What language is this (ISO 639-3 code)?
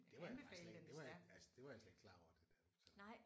dan